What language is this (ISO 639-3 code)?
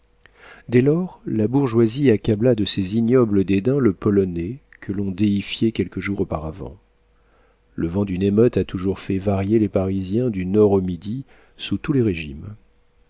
fra